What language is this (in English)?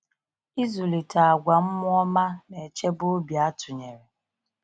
Igbo